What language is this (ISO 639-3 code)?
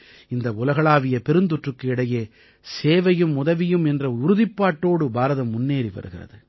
tam